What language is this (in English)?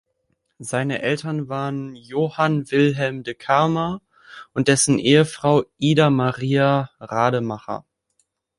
German